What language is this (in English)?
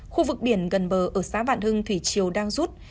Vietnamese